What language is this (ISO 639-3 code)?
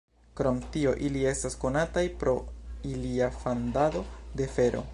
epo